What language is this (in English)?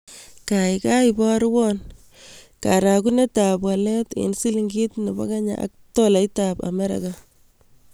Kalenjin